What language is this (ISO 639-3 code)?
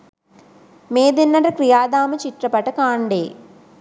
sin